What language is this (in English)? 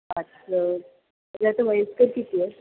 Marathi